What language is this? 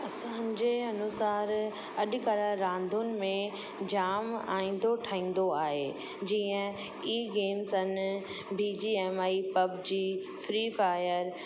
Sindhi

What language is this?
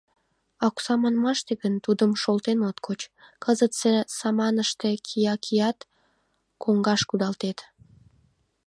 Mari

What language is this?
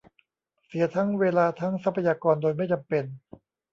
Thai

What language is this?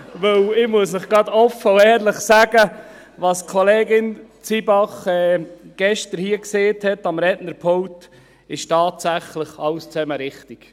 Swiss German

